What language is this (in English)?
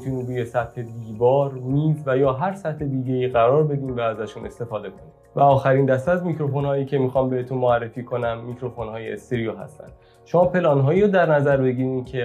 Persian